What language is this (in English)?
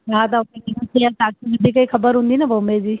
Sindhi